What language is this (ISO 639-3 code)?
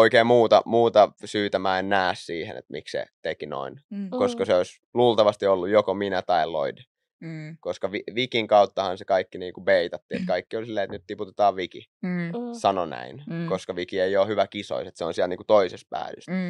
fin